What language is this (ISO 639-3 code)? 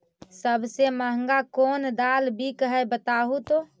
mag